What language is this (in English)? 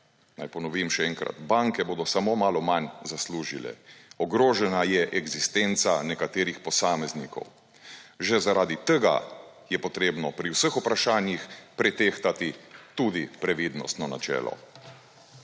Slovenian